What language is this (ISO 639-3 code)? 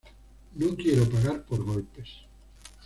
spa